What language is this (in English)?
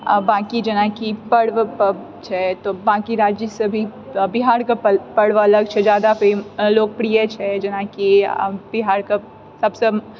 Maithili